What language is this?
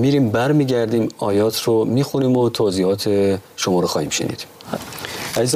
Persian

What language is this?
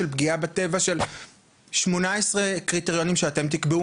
Hebrew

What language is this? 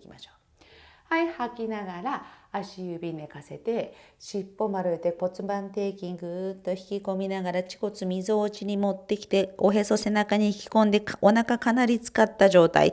Japanese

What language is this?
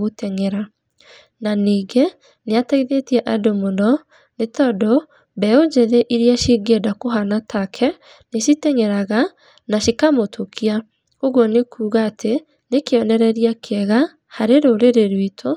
Kikuyu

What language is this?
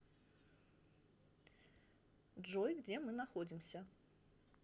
Russian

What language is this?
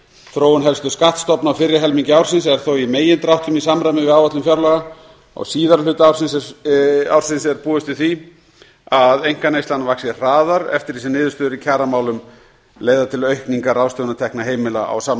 Icelandic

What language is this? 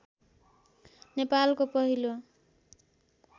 Nepali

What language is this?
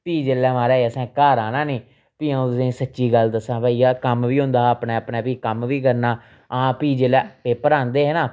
Dogri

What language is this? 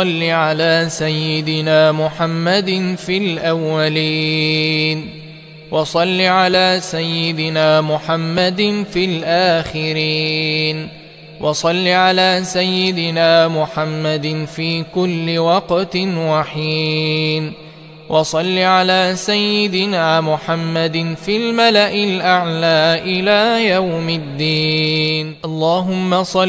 Arabic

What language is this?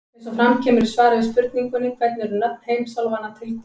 Icelandic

